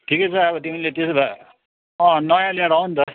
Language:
Nepali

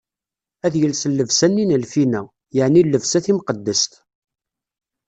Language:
Kabyle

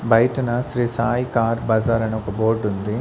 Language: Telugu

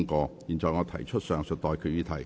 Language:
Cantonese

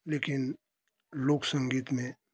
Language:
Hindi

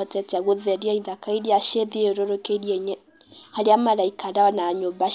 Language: Kikuyu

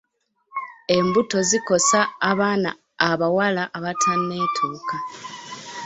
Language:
Ganda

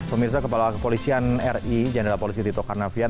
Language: Indonesian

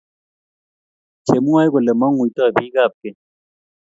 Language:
Kalenjin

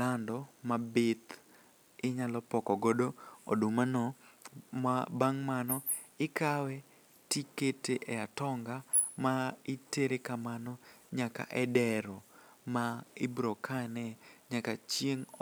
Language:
Luo (Kenya and Tanzania)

